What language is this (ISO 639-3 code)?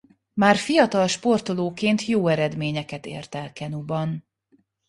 hun